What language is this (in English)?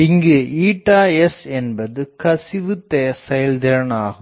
Tamil